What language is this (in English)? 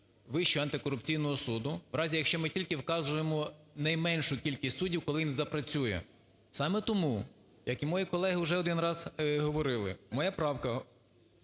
Ukrainian